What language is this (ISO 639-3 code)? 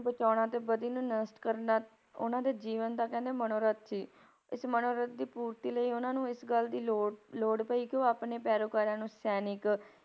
pan